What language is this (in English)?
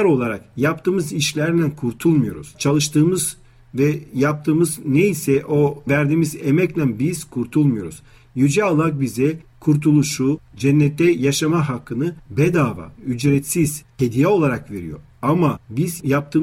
Turkish